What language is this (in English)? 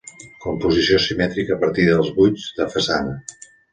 Catalan